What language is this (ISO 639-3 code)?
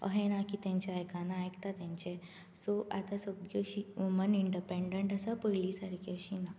kok